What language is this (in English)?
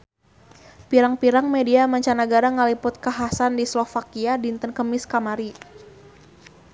Sundanese